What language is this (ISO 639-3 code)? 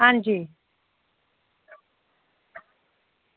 doi